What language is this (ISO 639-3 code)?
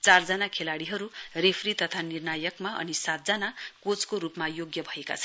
nep